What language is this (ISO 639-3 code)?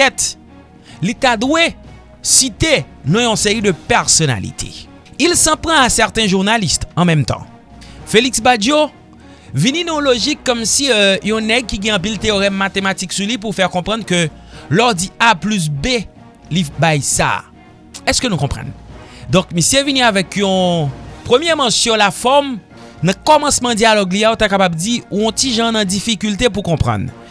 fra